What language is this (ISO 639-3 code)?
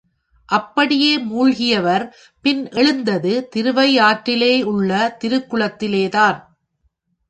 tam